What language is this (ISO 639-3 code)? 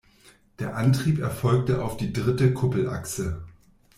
deu